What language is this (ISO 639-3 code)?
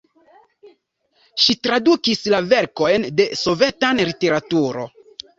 epo